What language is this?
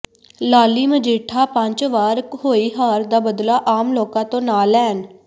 Punjabi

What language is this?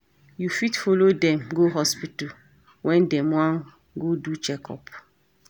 Nigerian Pidgin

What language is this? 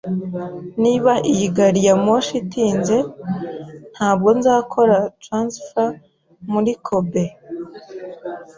Kinyarwanda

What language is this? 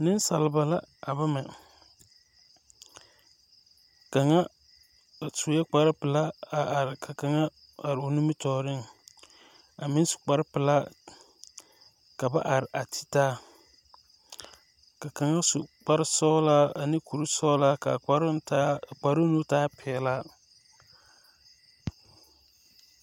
Southern Dagaare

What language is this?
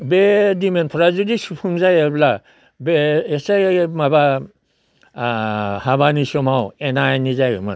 Bodo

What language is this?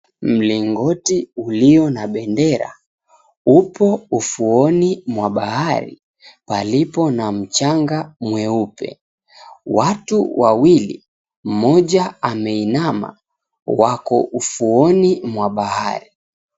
Swahili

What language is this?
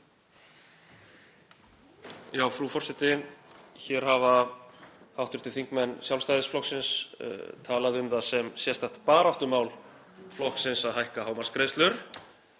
Icelandic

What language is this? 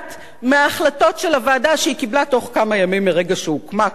Hebrew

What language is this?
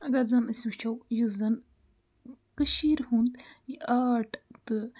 Kashmiri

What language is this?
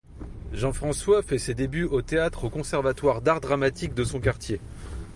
French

